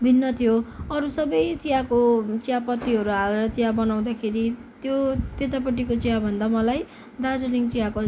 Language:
Nepali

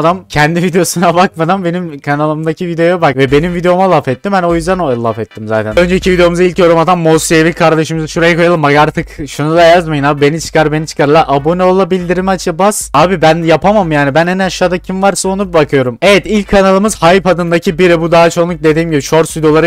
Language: Turkish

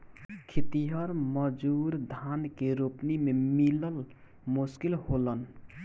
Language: Bhojpuri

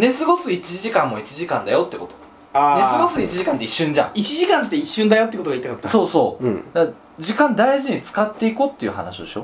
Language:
Japanese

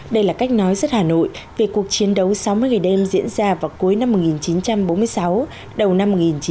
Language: Vietnamese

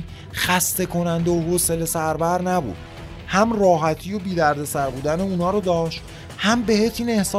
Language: Persian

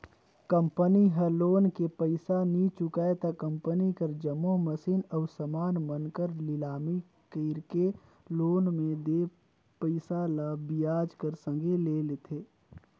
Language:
Chhattisgarhi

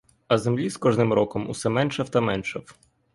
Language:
Ukrainian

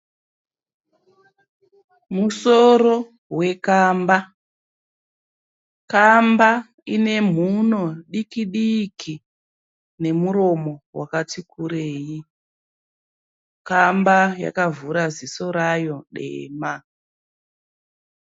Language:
Shona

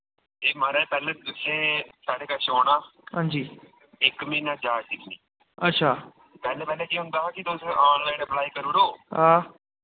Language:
Dogri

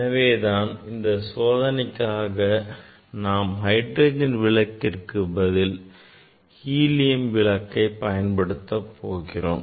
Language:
Tamil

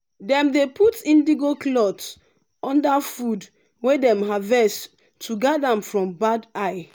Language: Nigerian Pidgin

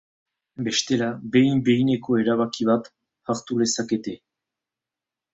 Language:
Basque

